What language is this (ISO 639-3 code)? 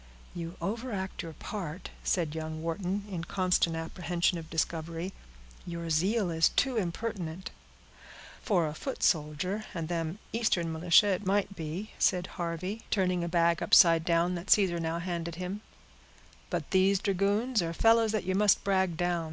eng